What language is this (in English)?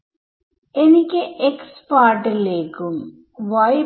Malayalam